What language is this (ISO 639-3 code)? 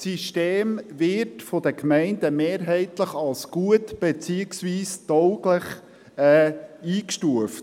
gsw